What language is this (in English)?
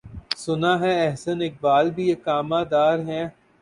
Urdu